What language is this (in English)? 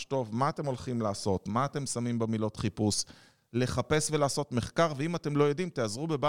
Hebrew